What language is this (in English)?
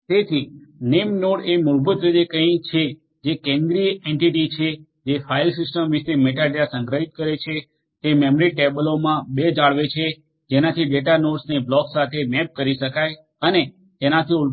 Gujarati